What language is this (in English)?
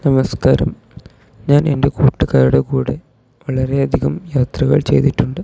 Malayalam